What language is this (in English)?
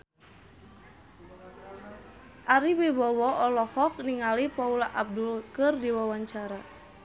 Sundanese